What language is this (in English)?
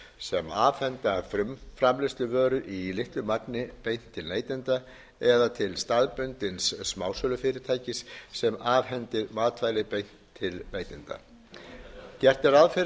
Icelandic